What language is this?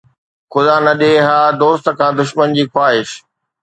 Sindhi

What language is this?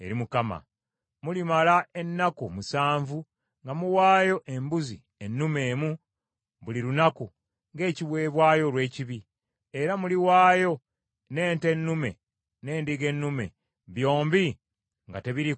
Ganda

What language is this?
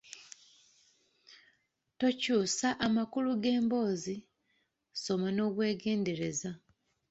Ganda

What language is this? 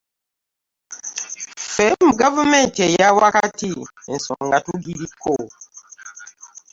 Ganda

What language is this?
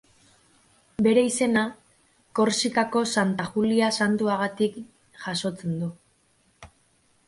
Basque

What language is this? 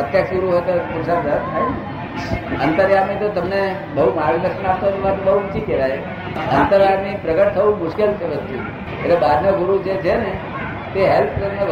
Gujarati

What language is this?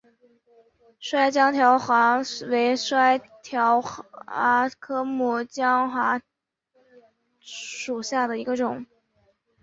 Chinese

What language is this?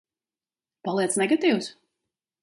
Latvian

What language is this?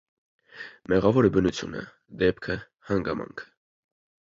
Armenian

